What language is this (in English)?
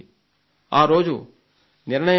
Telugu